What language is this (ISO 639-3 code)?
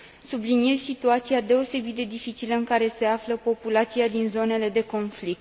ron